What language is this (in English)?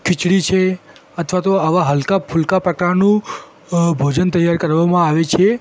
Gujarati